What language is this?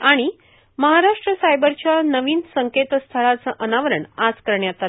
Marathi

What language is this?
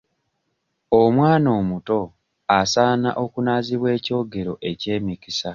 Ganda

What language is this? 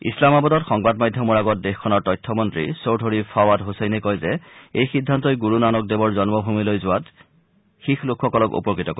Assamese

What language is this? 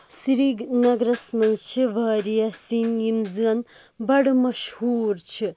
Kashmiri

